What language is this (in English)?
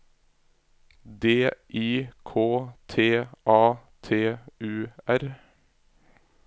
Norwegian